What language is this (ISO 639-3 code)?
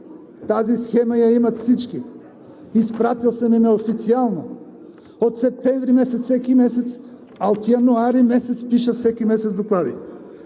bul